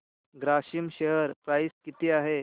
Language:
Marathi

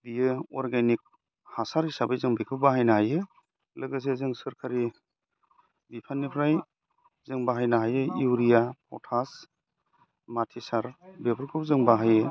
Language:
Bodo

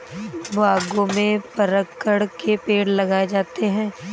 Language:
Hindi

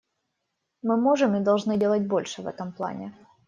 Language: Russian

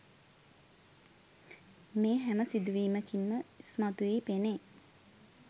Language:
Sinhala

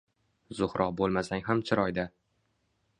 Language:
Uzbek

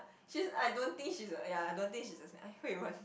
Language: English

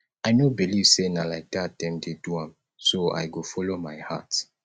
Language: Nigerian Pidgin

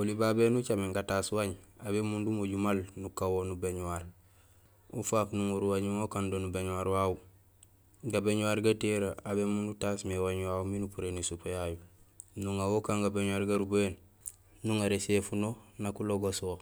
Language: Gusilay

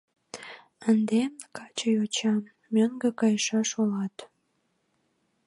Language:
Mari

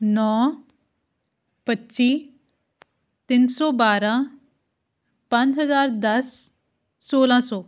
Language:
Punjabi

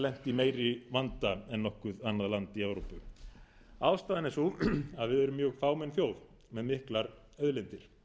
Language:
Icelandic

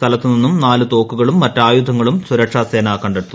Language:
Malayalam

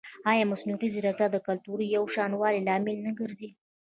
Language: Pashto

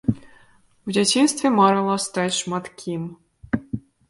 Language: Belarusian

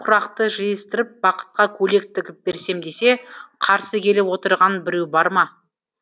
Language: Kazakh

